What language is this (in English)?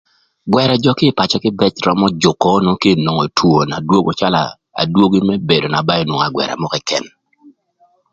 Thur